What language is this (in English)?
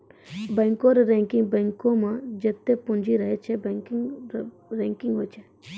Maithili